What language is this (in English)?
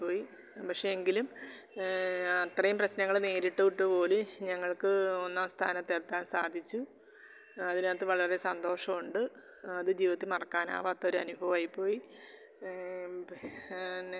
Malayalam